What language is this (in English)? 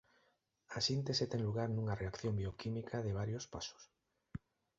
Galician